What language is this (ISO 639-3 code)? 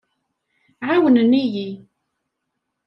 kab